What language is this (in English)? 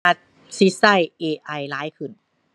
Thai